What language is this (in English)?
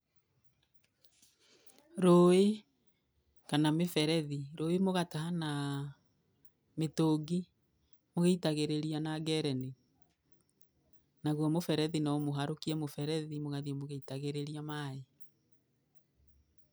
Kikuyu